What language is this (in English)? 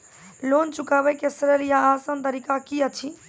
Maithili